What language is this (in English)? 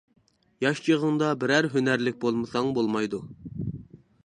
Uyghur